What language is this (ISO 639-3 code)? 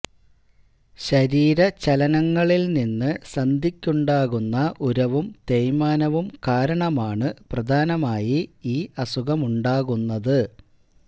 mal